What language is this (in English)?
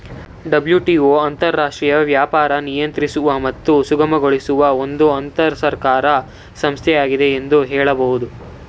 Kannada